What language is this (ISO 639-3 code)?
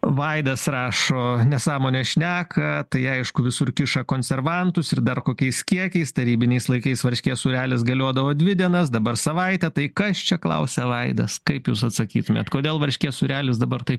lit